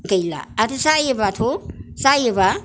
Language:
Bodo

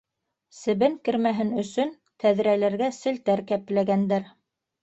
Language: Bashkir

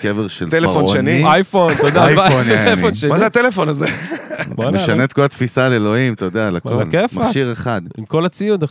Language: Hebrew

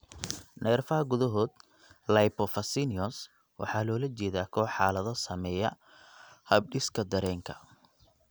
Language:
Somali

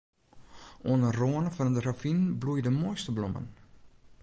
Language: Western Frisian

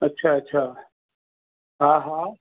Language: Sindhi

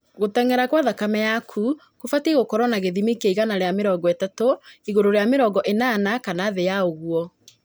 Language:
Kikuyu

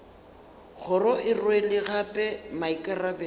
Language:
Northern Sotho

